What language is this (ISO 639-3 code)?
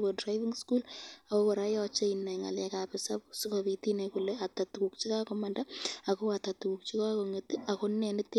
kln